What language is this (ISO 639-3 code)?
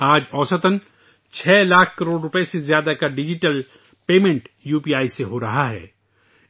urd